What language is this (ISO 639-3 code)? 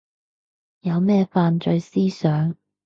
yue